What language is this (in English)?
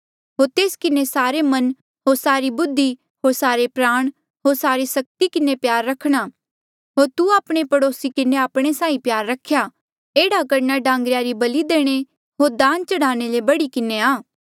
Mandeali